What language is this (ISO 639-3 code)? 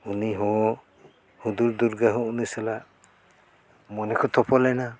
sat